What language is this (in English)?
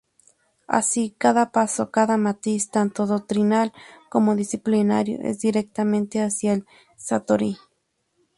Spanish